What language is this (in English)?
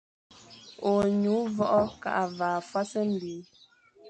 Fang